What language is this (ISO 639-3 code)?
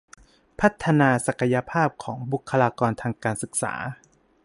tha